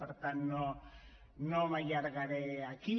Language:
Catalan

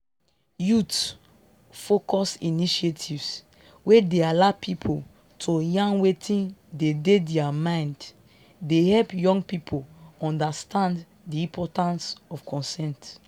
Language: Nigerian Pidgin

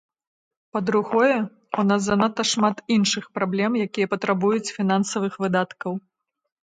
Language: Belarusian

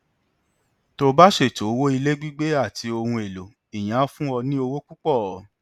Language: Yoruba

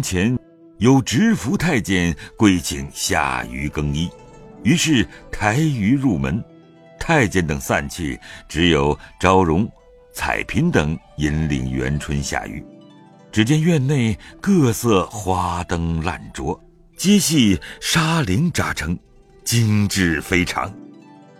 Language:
Chinese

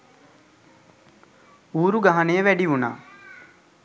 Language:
Sinhala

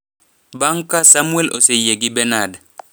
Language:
Luo (Kenya and Tanzania)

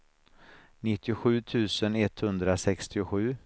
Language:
Swedish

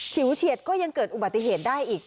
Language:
Thai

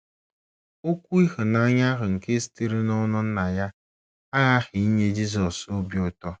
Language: Igbo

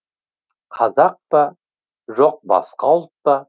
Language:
Kazakh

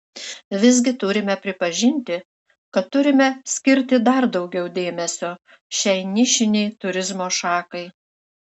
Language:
Lithuanian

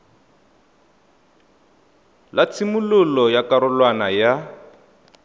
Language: Tswana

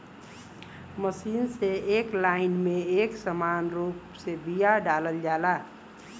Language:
Bhojpuri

